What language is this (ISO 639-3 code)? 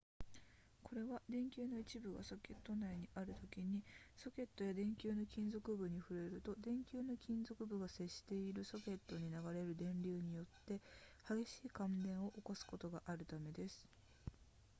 jpn